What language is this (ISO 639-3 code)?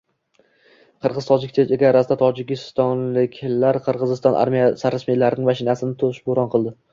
uzb